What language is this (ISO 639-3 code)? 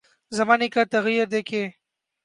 urd